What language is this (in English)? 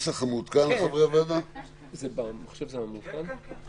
Hebrew